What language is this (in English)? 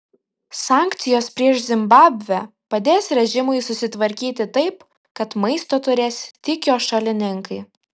Lithuanian